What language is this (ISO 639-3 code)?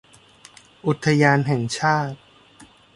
tha